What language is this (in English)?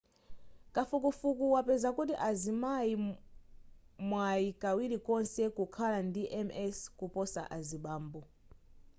Nyanja